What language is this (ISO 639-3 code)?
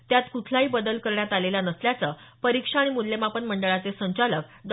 mar